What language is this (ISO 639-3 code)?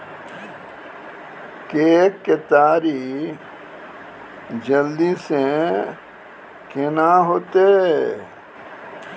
mai